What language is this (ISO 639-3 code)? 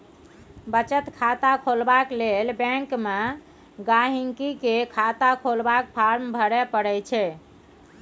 mai